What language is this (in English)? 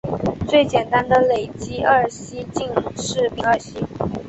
Chinese